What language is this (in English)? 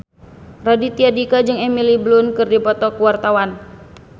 Sundanese